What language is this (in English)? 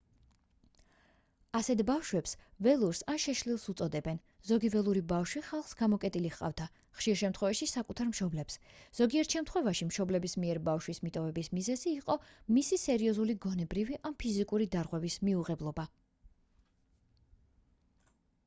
Georgian